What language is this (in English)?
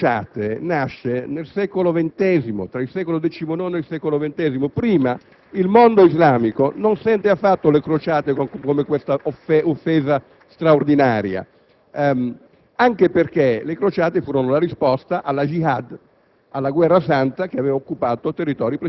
Italian